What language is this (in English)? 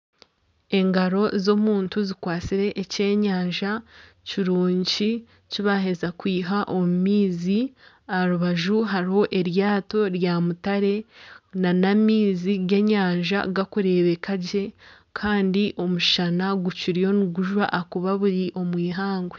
Nyankole